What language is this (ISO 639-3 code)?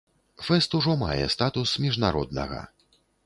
bel